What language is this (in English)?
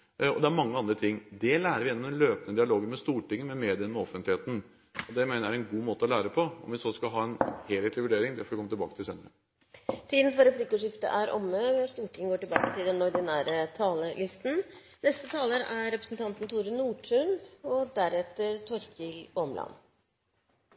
Norwegian